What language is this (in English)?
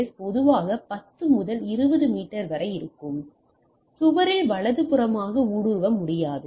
Tamil